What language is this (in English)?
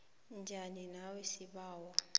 South Ndebele